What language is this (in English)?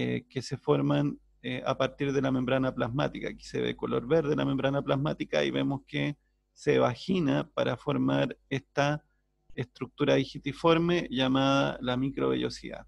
Spanish